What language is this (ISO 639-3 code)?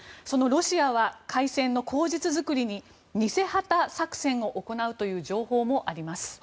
jpn